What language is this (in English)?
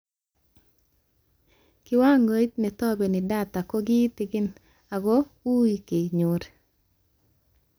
Kalenjin